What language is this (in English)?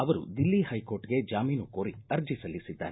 Kannada